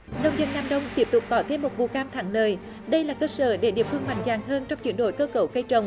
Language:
Vietnamese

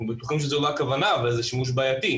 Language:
Hebrew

